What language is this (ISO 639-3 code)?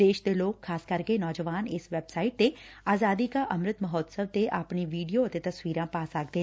pan